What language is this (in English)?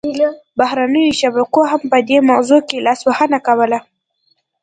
Pashto